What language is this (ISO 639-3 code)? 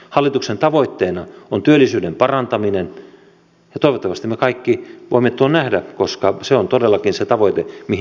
fin